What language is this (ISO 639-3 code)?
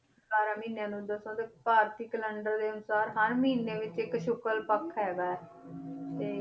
pan